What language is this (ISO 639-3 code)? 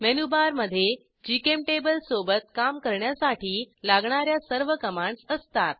mar